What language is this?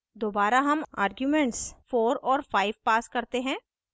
Hindi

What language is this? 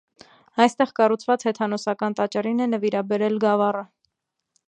Armenian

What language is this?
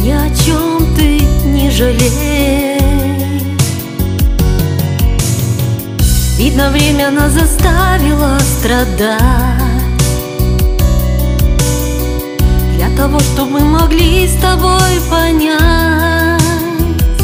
Russian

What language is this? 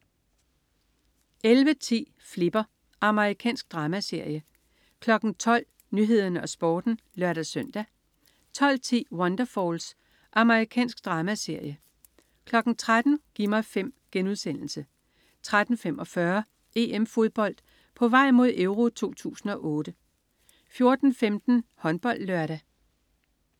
Danish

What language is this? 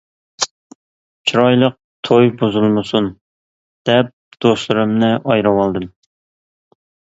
Uyghur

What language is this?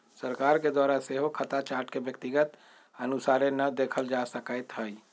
Magahi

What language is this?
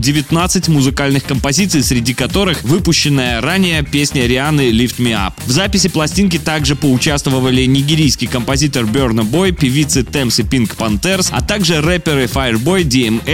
Russian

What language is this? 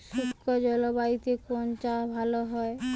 Bangla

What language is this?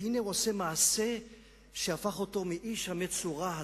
Hebrew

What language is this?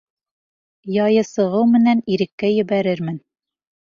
Bashkir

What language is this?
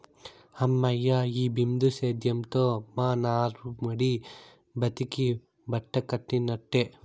Telugu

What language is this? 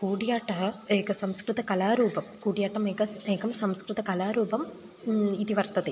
Sanskrit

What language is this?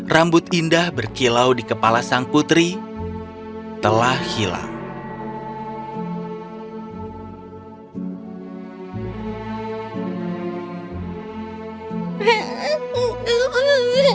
Indonesian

